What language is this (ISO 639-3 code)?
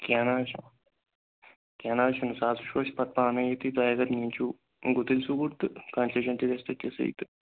kas